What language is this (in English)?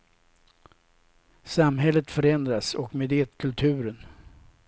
Swedish